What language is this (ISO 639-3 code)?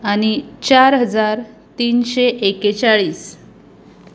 kok